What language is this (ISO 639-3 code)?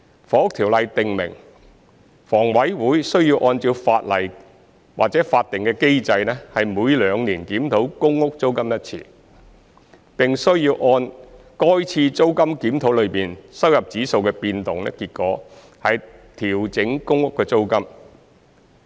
yue